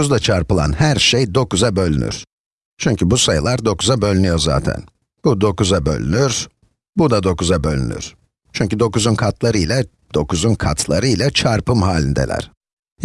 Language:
Turkish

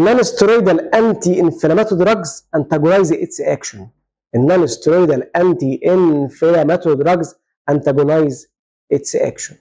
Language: Arabic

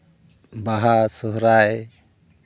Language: Santali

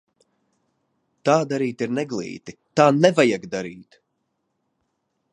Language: Latvian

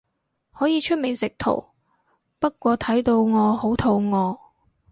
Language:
Cantonese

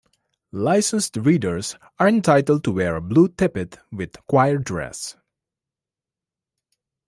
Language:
English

